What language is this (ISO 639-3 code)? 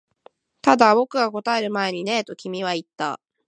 jpn